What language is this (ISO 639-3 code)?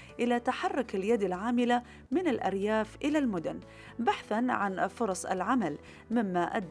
ara